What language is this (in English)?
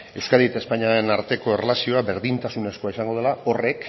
Basque